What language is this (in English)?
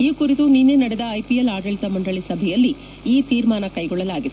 Kannada